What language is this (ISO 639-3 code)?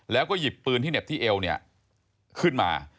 tha